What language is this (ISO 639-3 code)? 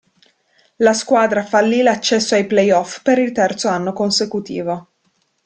ita